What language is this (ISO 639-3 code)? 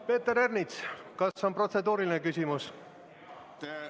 est